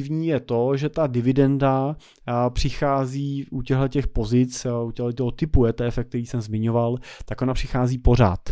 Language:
Czech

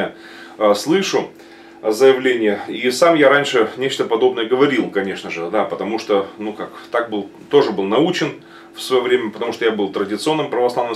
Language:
Russian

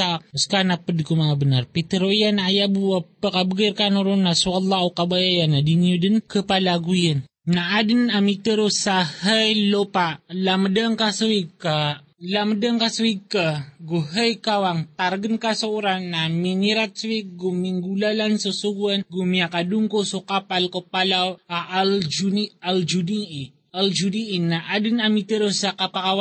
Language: Filipino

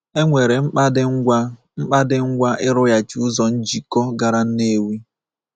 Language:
Igbo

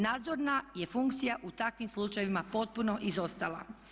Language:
Croatian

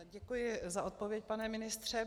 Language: Czech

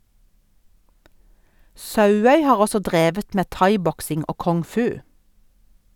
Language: Norwegian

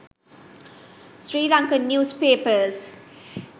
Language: Sinhala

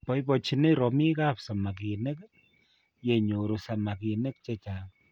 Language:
Kalenjin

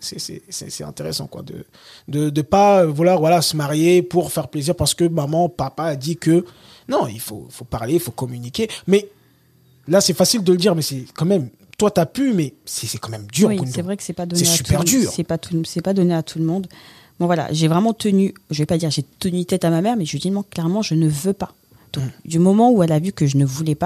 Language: French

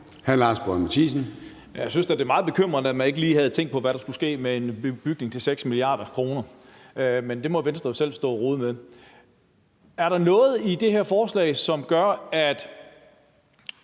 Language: Danish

